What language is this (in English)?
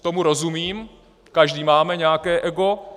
Czech